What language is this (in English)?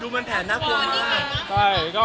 Thai